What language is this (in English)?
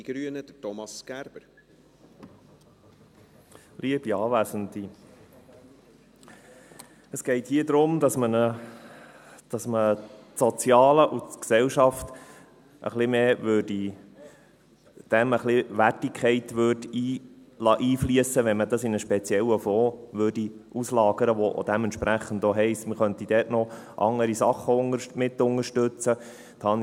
Swiss German